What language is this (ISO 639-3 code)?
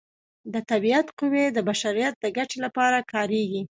pus